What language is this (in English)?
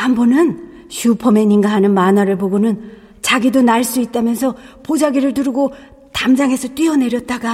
Korean